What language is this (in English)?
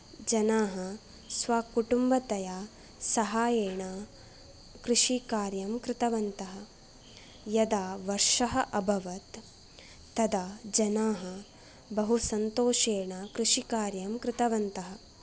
Sanskrit